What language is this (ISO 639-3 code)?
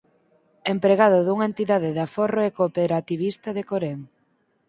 glg